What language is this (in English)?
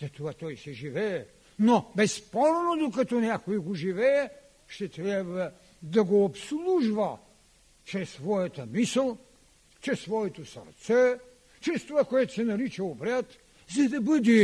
Bulgarian